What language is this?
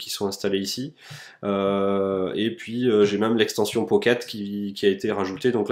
French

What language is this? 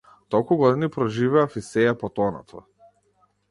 Macedonian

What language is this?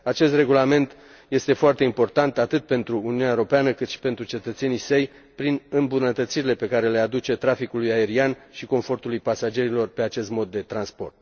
Romanian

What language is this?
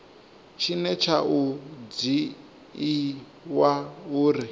Venda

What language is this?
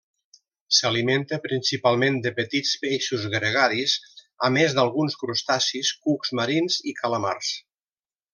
Catalan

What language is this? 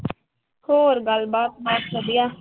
Punjabi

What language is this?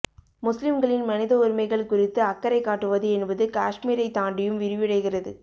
Tamil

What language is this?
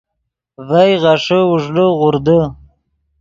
Yidgha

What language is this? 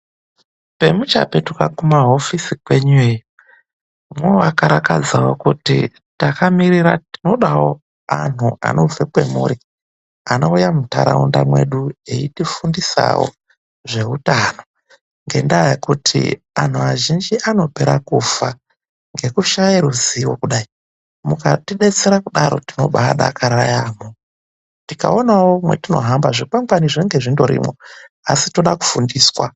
Ndau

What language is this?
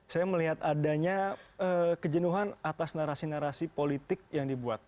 Indonesian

